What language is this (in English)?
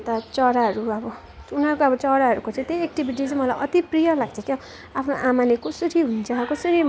Nepali